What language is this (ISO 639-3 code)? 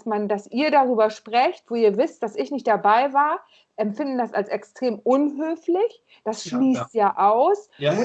deu